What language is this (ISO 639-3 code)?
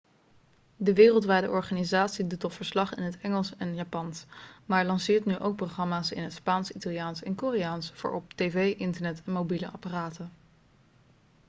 nld